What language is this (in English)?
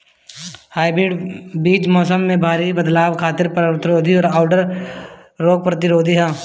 Bhojpuri